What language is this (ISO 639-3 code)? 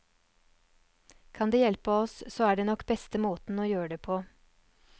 nor